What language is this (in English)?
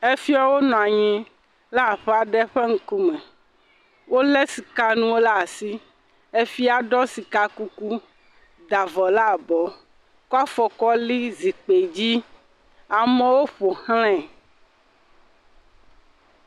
Ewe